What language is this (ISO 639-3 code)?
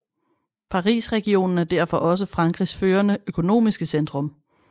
dan